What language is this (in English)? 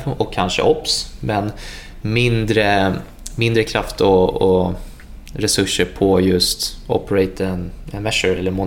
Swedish